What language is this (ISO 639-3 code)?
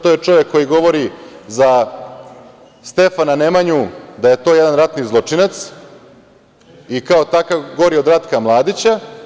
srp